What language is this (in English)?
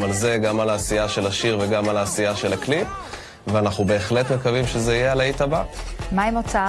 Hebrew